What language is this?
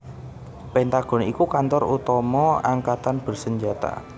Javanese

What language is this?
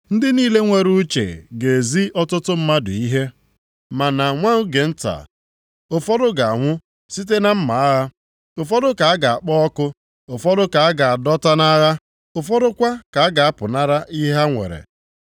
Igbo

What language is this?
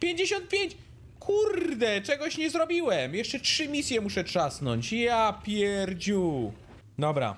Polish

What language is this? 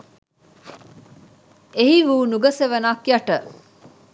Sinhala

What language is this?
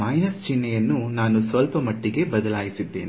Kannada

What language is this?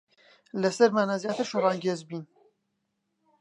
Central Kurdish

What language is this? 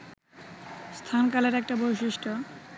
Bangla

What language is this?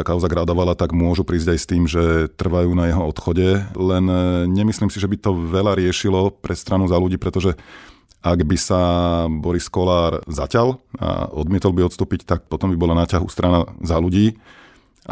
Slovak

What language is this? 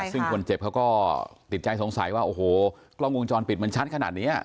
Thai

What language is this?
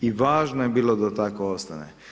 Croatian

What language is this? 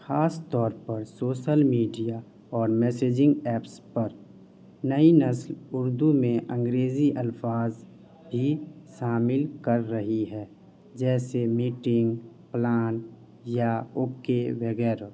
Urdu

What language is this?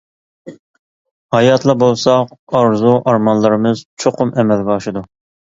Uyghur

